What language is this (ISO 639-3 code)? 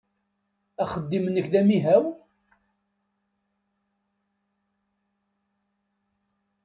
kab